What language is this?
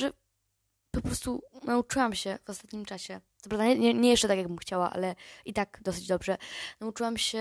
Polish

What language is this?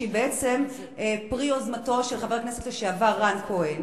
Hebrew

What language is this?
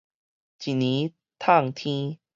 Min Nan Chinese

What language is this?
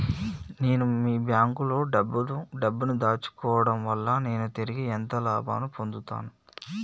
Telugu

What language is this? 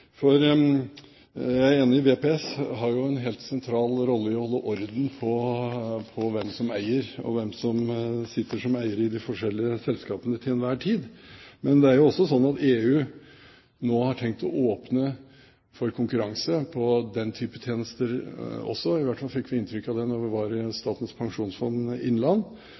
Norwegian Bokmål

